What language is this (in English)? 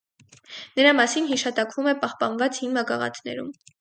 Armenian